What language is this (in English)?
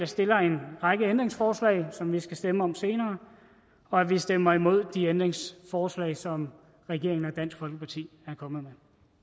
Danish